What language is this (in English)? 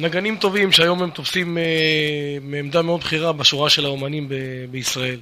Hebrew